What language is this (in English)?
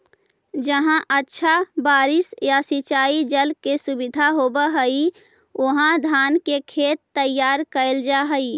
Magahi